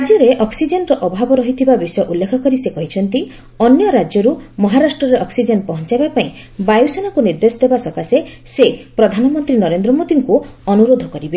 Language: Odia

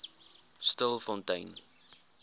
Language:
Afrikaans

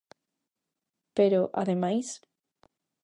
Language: Galician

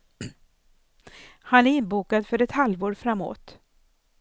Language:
Swedish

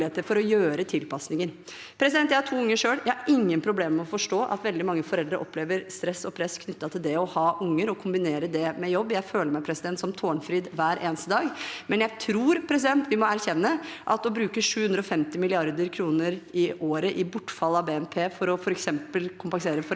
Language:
Norwegian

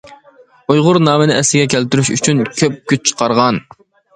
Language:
Uyghur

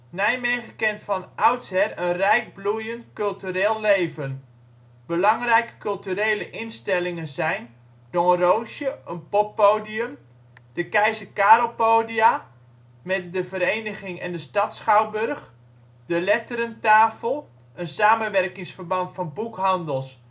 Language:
Dutch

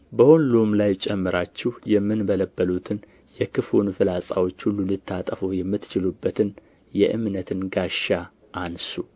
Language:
Amharic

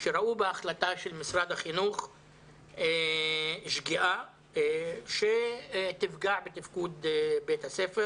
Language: Hebrew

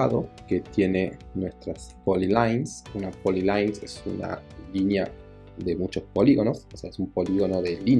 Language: Spanish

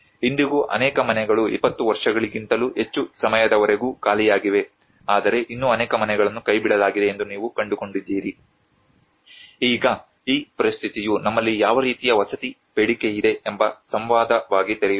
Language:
Kannada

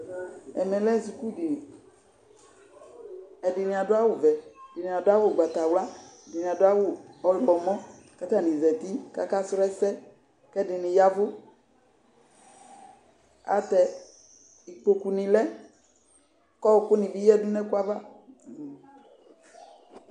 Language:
Ikposo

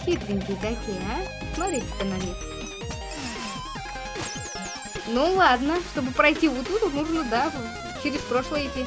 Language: Russian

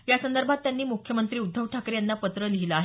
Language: Marathi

